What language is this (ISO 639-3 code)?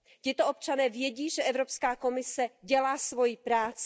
ces